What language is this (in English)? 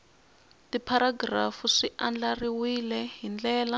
Tsonga